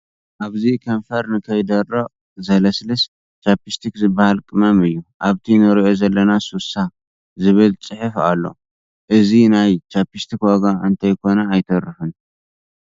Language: Tigrinya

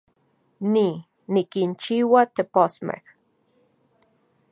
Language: Central Puebla Nahuatl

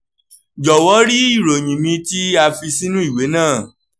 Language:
Yoruba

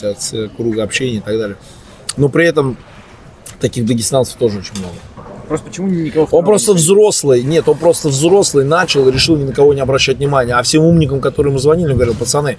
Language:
Russian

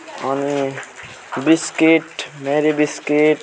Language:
Nepali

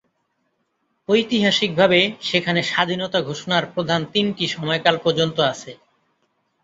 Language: Bangla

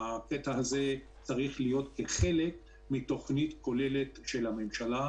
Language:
Hebrew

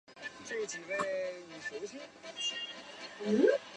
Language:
Chinese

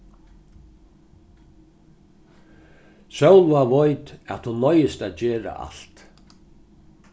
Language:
Faroese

